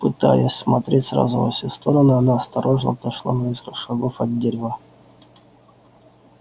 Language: Russian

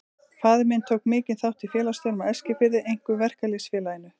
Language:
Icelandic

